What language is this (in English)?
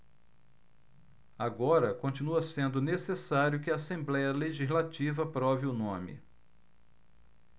Portuguese